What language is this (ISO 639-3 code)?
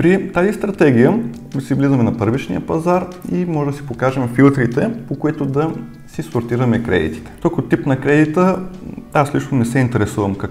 bul